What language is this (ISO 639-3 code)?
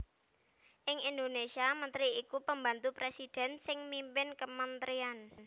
jav